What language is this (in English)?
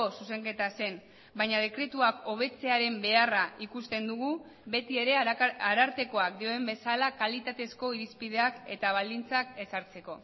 Basque